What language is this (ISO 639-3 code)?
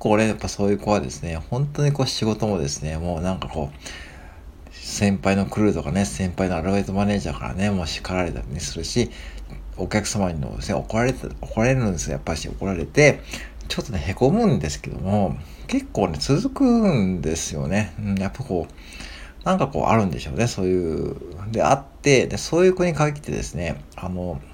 jpn